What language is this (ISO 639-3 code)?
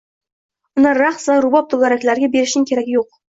uzb